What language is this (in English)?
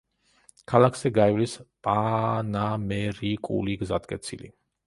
Georgian